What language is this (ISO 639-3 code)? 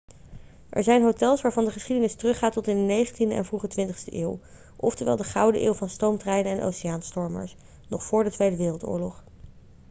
nld